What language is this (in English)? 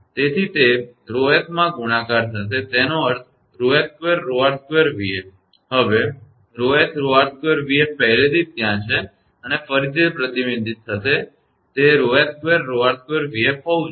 Gujarati